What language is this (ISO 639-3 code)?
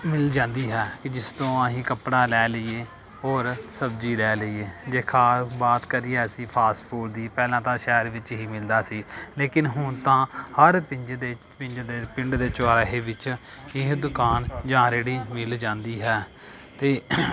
pan